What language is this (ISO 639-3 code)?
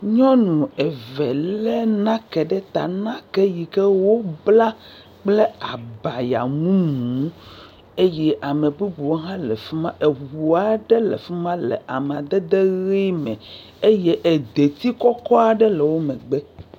ewe